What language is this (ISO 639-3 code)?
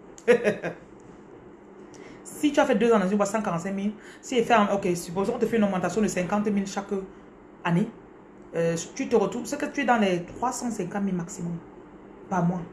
fra